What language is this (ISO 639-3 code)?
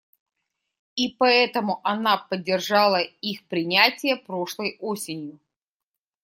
rus